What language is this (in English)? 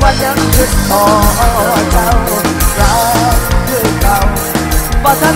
Thai